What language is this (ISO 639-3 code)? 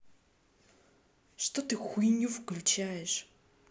rus